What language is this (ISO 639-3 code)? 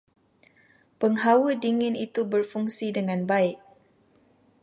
msa